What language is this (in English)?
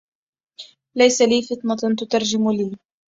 Arabic